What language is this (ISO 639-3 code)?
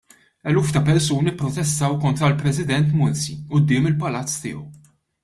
mlt